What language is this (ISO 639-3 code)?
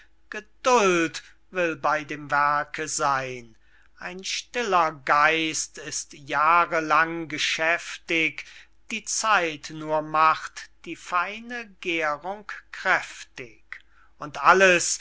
deu